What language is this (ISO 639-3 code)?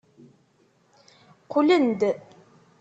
kab